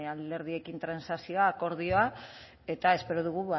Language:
Basque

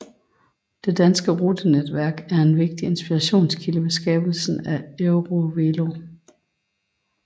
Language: Danish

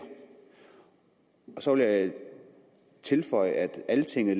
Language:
Danish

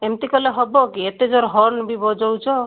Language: Odia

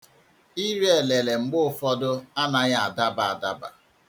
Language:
Igbo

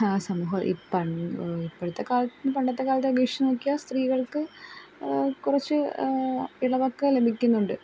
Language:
Malayalam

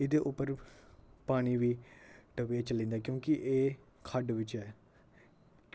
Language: Dogri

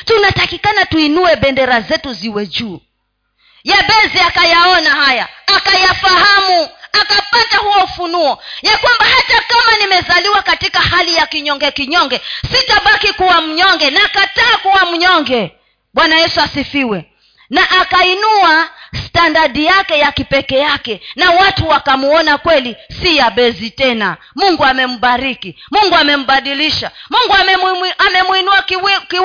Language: Swahili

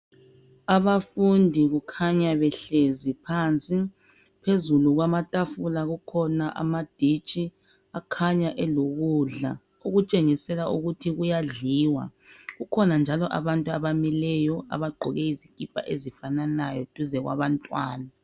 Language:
North Ndebele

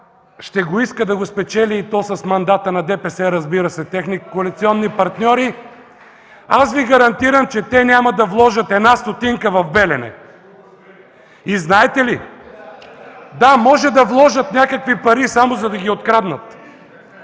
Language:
Bulgarian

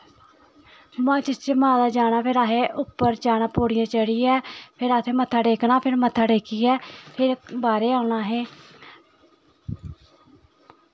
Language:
Dogri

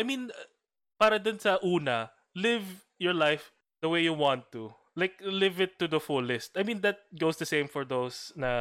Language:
Filipino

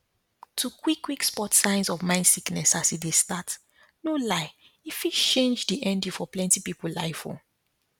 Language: Nigerian Pidgin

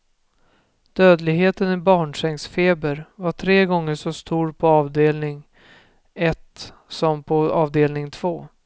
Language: Swedish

